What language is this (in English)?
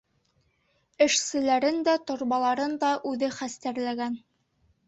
Bashkir